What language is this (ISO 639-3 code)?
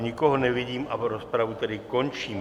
ces